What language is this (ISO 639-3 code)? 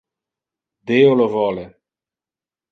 ina